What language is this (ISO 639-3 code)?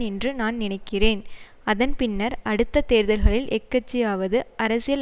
tam